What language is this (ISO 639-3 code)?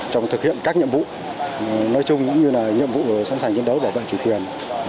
vie